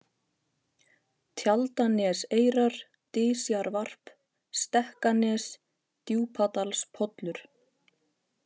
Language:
Icelandic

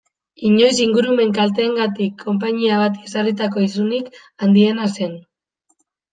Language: Basque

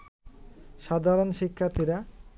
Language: Bangla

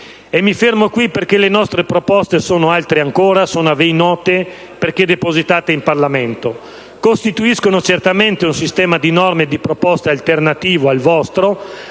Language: Italian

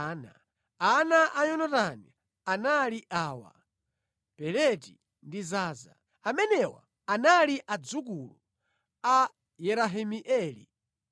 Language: Nyanja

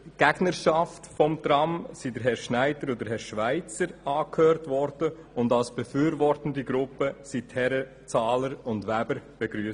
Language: Swiss German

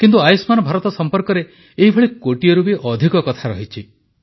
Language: Odia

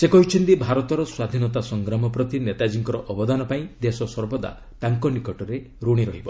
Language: Odia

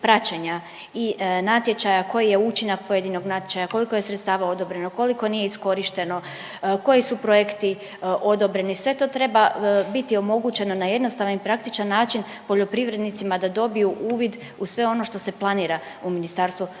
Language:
Croatian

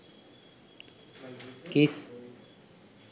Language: Sinhala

